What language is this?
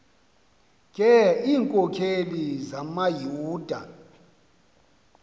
Xhosa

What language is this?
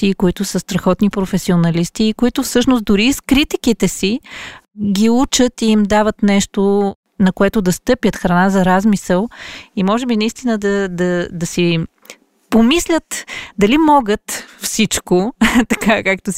Bulgarian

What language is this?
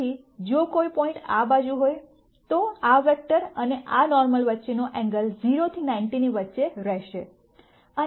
Gujarati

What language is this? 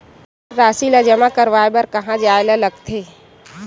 Chhattisgarhi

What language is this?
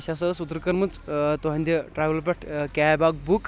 Kashmiri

